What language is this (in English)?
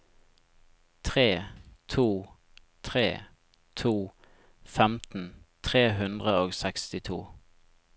Norwegian